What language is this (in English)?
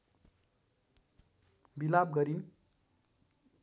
Nepali